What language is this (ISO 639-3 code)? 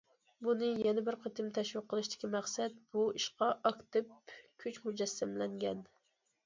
uig